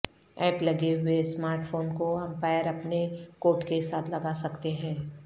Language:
Urdu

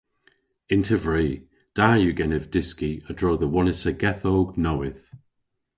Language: Cornish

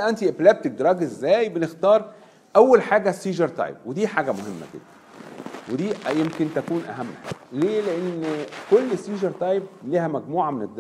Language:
Arabic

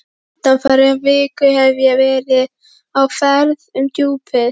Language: Icelandic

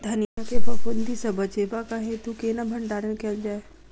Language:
Maithili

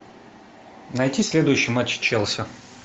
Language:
Russian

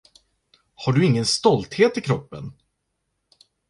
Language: Swedish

